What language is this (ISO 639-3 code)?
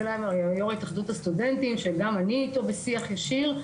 heb